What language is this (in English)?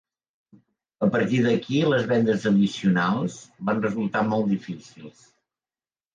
Catalan